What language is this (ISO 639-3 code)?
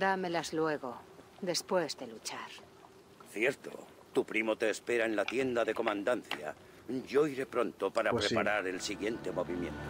spa